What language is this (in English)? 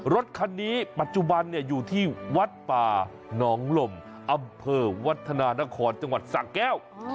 Thai